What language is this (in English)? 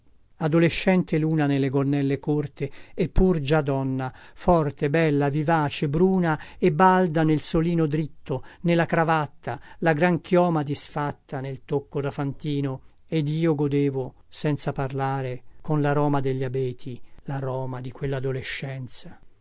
Italian